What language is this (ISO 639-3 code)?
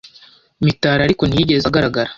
kin